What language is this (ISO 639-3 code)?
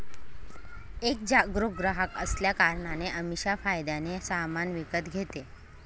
mar